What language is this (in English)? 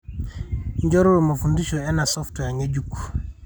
Masai